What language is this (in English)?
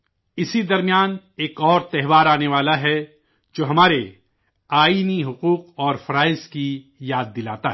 Urdu